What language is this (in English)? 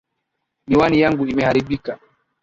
Swahili